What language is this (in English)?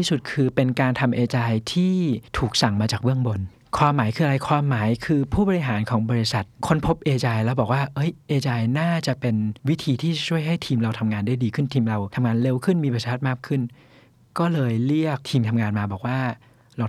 Thai